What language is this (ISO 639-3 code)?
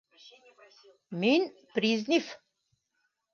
bak